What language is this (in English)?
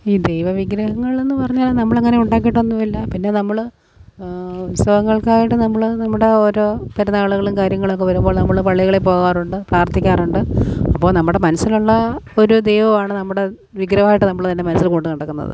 Malayalam